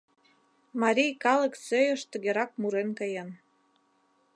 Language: Mari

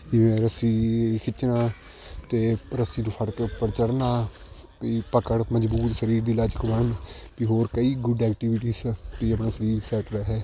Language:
Punjabi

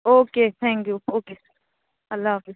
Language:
Urdu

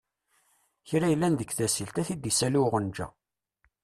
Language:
Kabyle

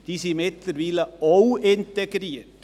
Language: Swiss German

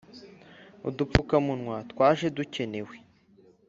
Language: Kinyarwanda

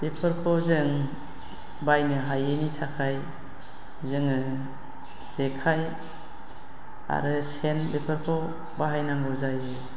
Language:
Bodo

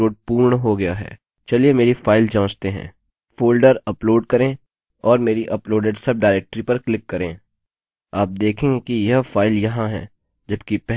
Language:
Hindi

